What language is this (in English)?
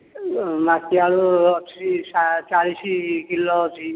Odia